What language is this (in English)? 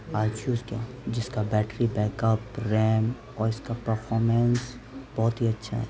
Urdu